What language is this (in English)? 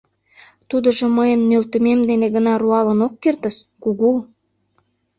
Mari